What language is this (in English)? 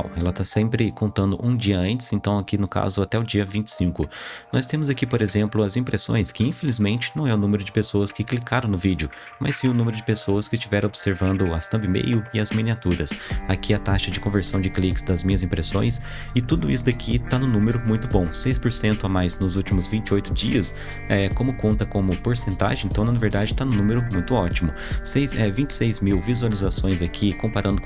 Portuguese